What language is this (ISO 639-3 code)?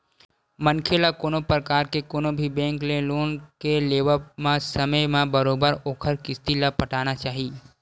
hne